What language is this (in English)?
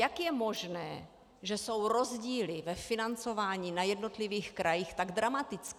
Czech